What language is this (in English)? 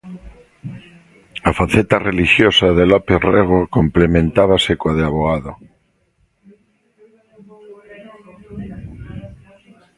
Galician